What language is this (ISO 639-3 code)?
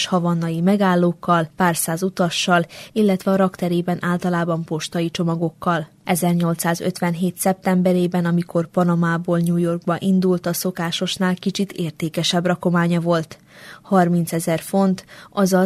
hun